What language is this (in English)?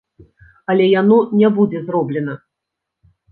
Belarusian